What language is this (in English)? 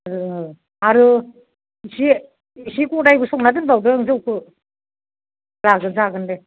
Bodo